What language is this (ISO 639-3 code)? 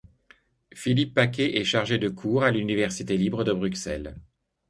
fra